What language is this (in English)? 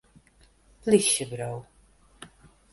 Western Frisian